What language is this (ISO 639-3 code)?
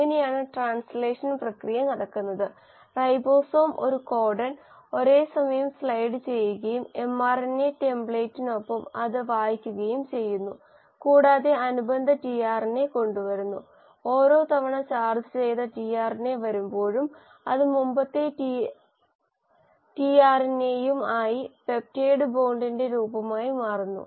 mal